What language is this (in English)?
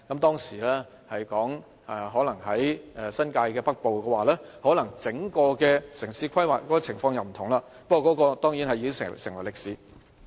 Cantonese